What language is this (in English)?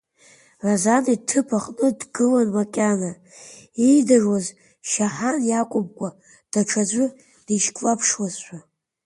Abkhazian